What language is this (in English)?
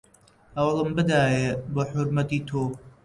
Central Kurdish